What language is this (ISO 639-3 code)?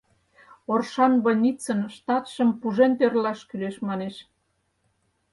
chm